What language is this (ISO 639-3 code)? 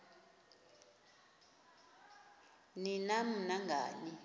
xho